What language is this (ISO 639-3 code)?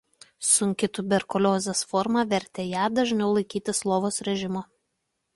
lit